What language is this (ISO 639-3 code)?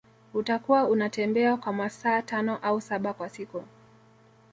swa